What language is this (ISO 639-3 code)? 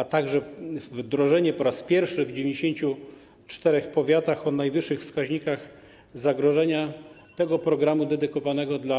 pol